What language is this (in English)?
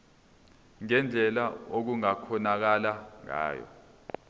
Zulu